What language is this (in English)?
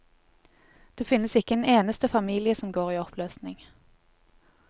Norwegian